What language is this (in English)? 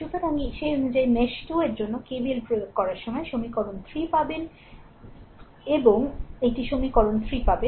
Bangla